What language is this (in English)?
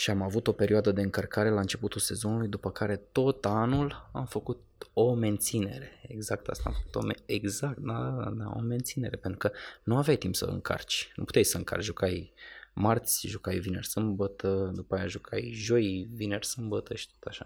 Romanian